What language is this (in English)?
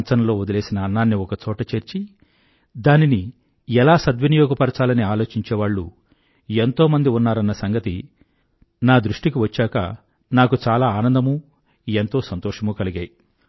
Telugu